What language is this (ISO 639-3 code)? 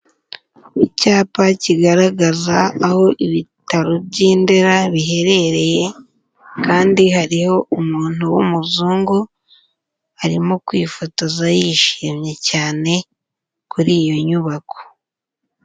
kin